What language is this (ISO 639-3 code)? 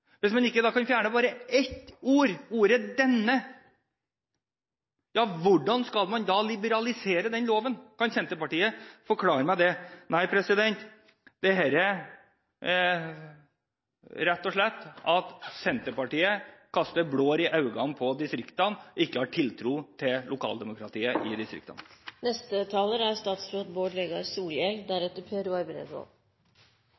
nob